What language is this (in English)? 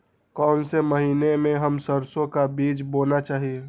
Magahi